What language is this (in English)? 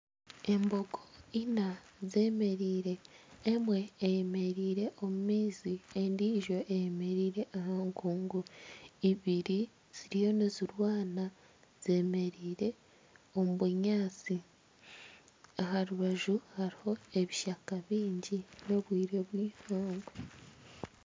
Nyankole